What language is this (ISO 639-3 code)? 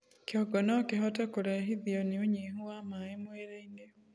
kik